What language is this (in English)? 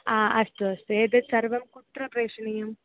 Sanskrit